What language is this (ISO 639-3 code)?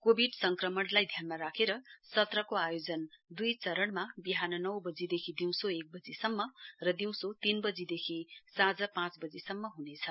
nep